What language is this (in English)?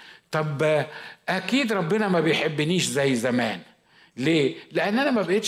Arabic